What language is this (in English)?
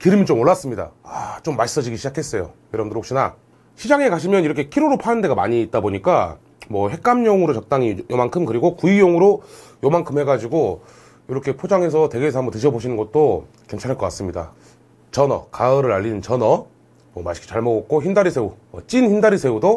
Korean